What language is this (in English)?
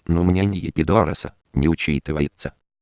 Russian